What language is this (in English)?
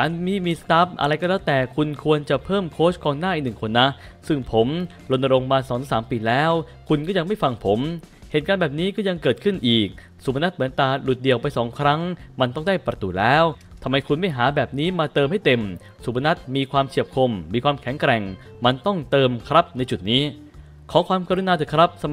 Thai